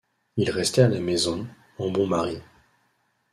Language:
French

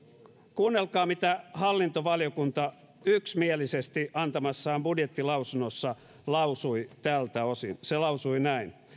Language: Finnish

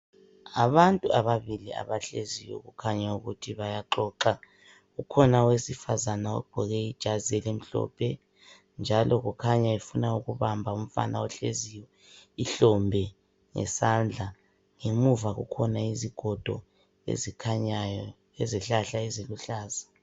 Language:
North Ndebele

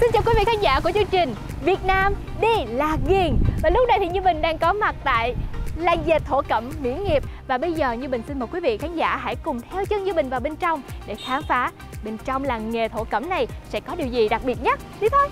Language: Vietnamese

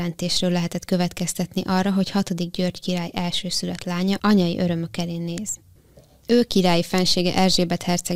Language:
Hungarian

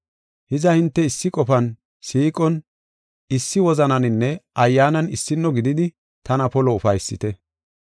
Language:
Gofa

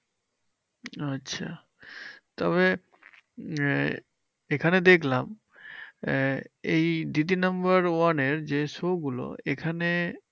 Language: Bangla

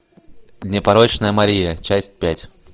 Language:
Russian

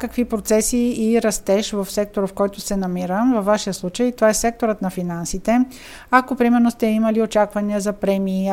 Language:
Bulgarian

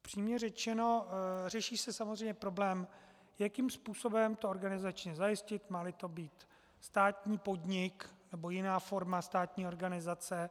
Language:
Czech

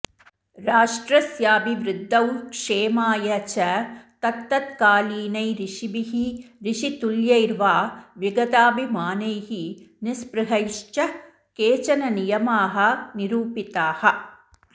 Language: Sanskrit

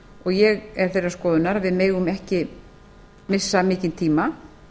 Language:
Icelandic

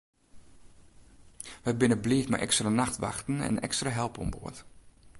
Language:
Western Frisian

